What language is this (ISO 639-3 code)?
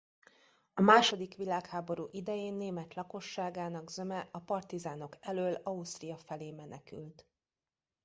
hun